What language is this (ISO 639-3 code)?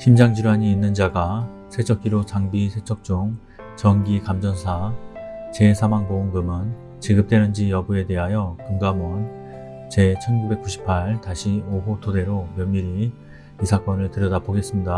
kor